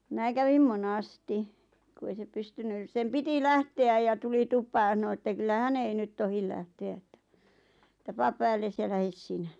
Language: Finnish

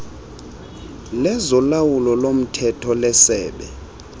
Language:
Xhosa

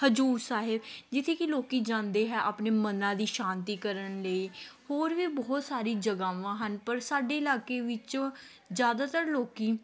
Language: Punjabi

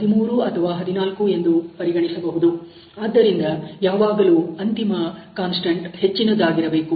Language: Kannada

